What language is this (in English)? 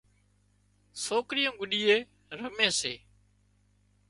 Wadiyara Koli